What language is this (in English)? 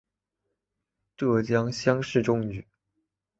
Chinese